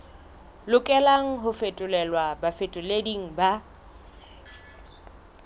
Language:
Southern Sotho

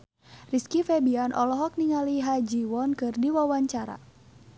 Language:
Sundanese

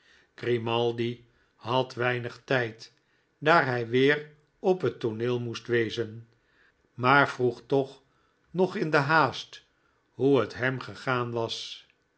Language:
Dutch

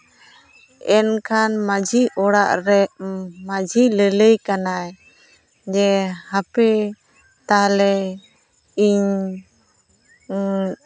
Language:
Santali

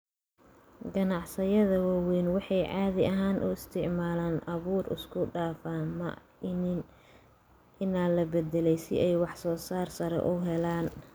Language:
Somali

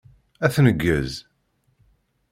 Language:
Kabyle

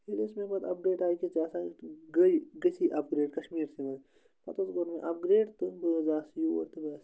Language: Kashmiri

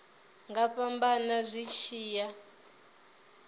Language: Venda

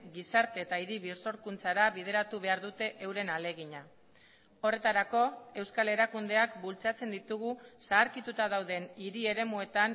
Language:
Basque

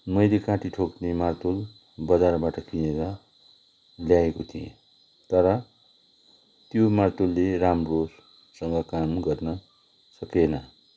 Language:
Nepali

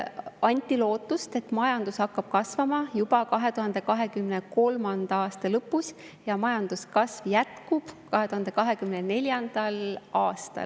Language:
Estonian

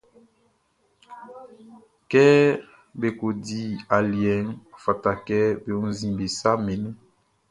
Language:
Baoulé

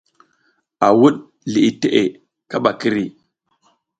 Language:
South Giziga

